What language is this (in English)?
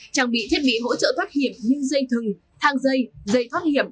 Vietnamese